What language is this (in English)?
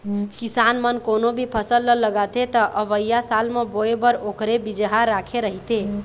Chhattisgarhi